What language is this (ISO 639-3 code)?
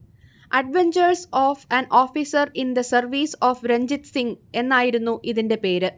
mal